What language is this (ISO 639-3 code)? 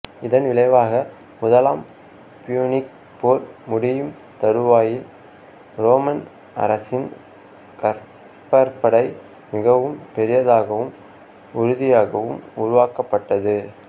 tam